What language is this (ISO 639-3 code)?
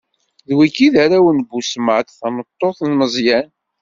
kab